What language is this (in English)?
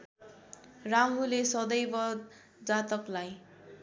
Nepali